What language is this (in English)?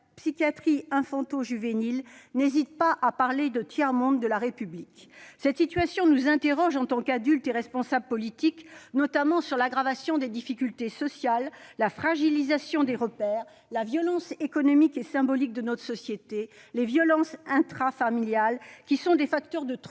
French